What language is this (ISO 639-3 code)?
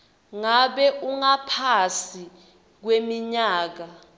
ssw